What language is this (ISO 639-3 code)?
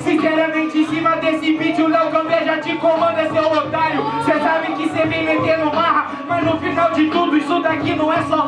por